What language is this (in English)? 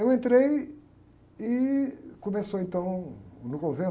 Portuguese